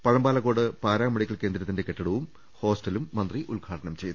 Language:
Malayalam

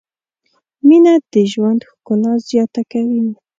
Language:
Pashto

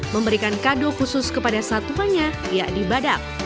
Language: Indonesian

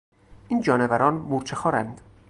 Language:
Persian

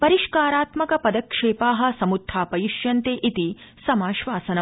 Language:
Sanskrit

